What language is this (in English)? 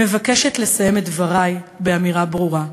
Hebrew